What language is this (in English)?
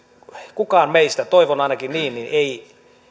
Finnish